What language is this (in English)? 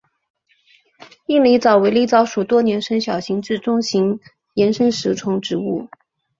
Chinese